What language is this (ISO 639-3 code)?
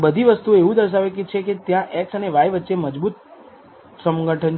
guj